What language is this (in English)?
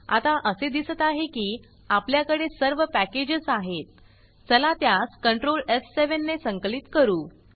Marathi